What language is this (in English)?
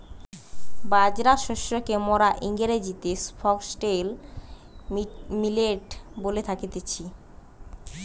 Bangla